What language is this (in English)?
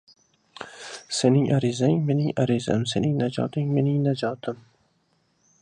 Uzbek